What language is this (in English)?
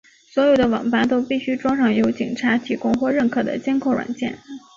Chinese